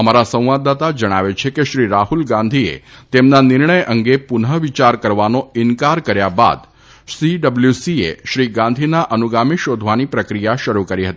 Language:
Gujarati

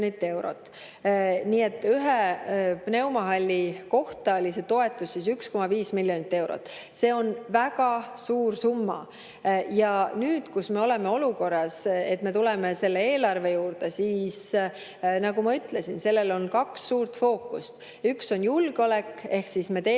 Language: Estonian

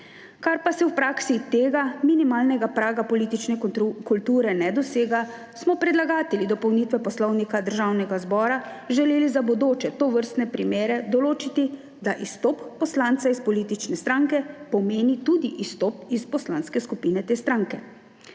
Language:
Slovenian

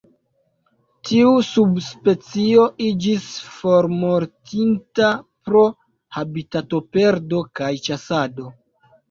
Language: Esperanto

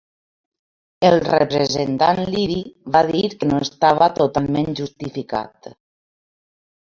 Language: Catalan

